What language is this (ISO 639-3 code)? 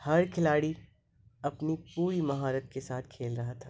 urd